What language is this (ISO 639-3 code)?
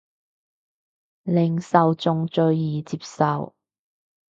yue